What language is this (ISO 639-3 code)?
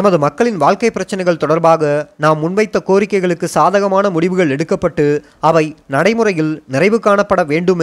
tam